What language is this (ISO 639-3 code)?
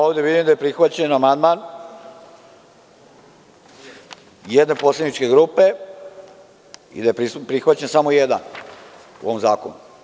srp